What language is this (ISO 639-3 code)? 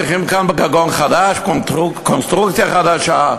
heb